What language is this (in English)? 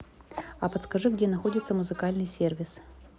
Russian